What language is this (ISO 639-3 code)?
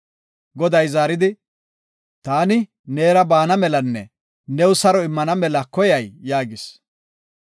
gof